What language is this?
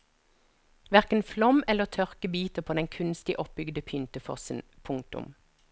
Norwegian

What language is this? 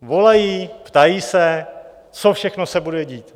Czech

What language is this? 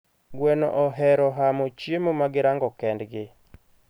Luo (Kenya and Tanzania)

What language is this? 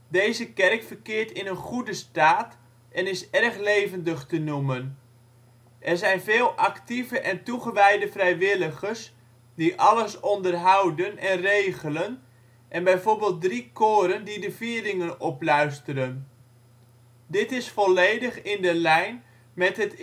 Dutch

